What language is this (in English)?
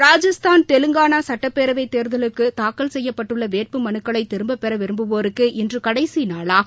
Tamil